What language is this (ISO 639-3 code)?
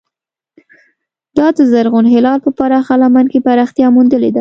pus